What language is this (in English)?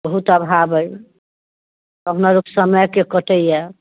Maithili